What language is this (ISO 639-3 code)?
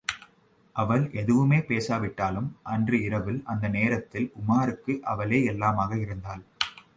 tam